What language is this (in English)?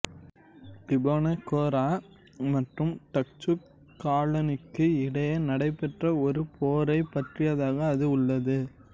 Tamil